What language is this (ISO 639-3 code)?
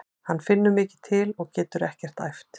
isl